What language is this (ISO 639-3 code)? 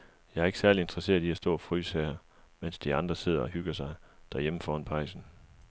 dan